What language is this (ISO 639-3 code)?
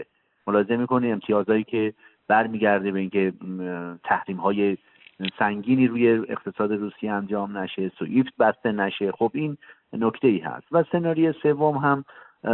fas